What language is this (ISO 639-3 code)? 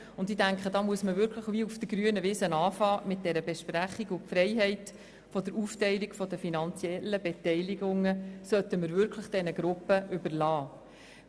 gsw